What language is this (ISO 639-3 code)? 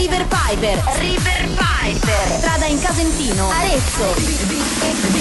pol